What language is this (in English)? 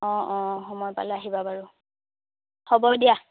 Assamese